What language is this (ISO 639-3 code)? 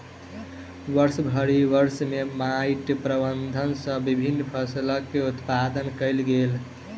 mai